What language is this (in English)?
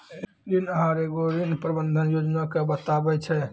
Maithili